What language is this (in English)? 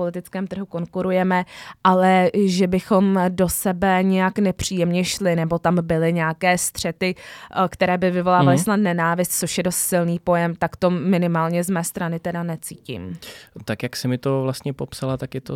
Czech